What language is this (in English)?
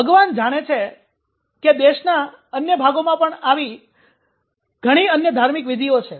Gujarati